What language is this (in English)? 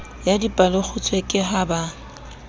Southern Sotho